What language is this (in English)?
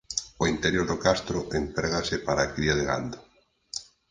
Galician